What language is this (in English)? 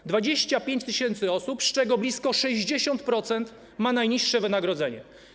Polish